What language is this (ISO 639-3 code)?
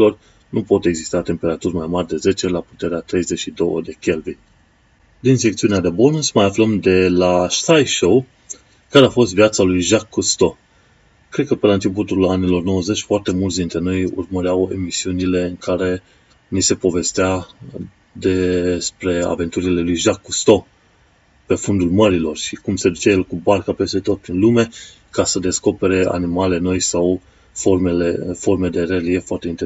ron